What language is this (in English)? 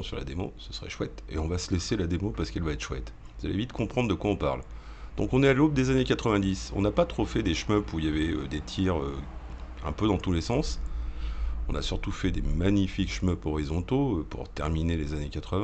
French